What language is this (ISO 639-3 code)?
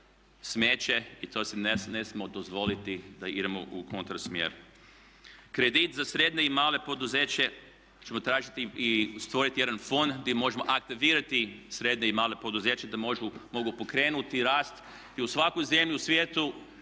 hrv